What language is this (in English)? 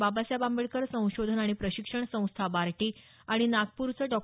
Marathi